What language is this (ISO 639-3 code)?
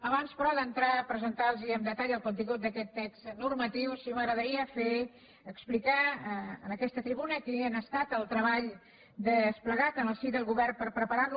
cat